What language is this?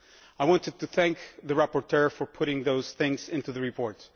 English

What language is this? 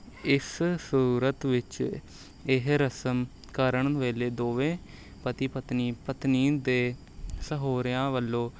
Punjabi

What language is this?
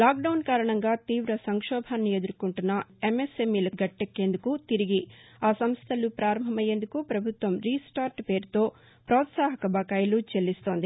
Telugu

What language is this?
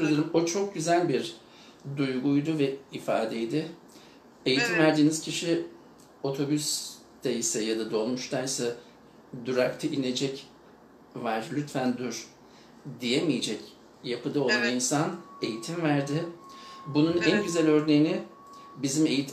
Turkish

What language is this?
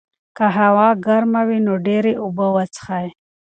Pashto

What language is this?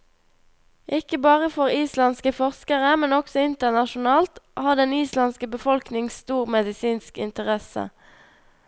Norwegian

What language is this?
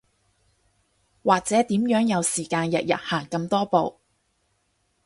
Cantonese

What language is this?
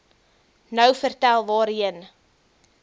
Afrikaans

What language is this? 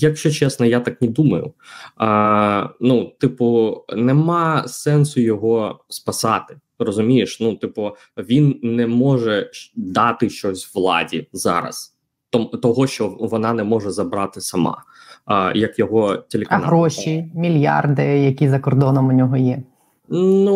Ukrainian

